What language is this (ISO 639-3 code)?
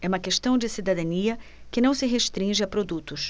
por